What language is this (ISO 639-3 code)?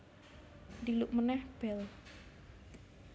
jav